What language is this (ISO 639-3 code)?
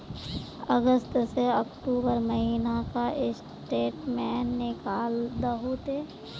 mag